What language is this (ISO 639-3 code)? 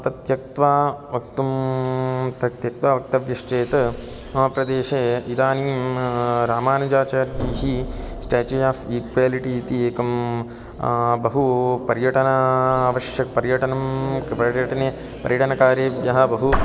san